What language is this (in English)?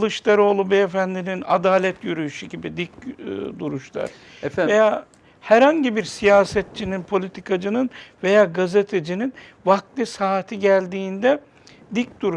Turkish